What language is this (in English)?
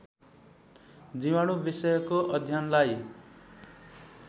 Nepali